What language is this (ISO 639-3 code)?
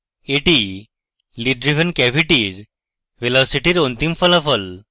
ben